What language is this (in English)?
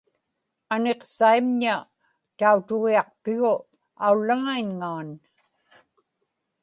Inupiaq